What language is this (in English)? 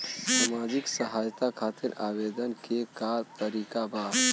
Bhojpuri